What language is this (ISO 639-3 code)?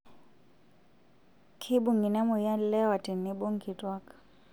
mas